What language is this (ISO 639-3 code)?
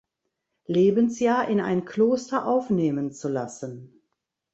deu